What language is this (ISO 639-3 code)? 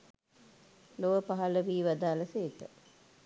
sin